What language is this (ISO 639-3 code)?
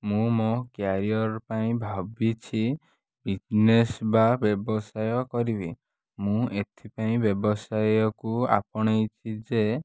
ori